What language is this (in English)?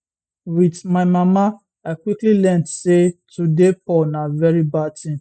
Nigerian Pidgin